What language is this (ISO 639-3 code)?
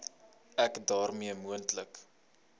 afr